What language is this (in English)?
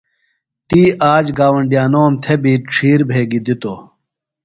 Phalura